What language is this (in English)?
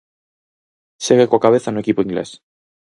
Galician